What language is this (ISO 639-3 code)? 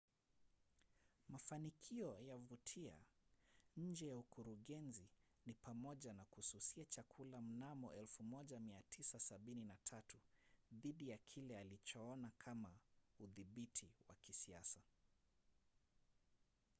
swa